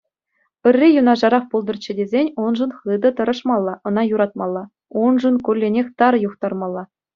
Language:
Chuvash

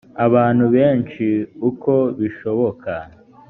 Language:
Kinyarwanda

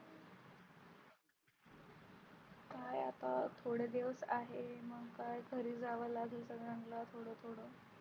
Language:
Marathi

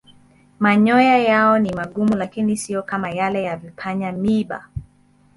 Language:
Swahili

